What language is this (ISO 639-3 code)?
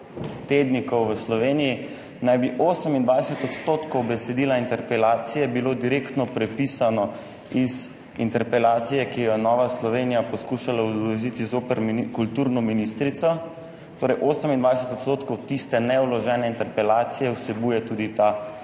slv